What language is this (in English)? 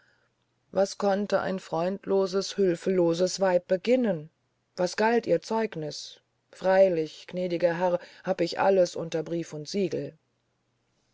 German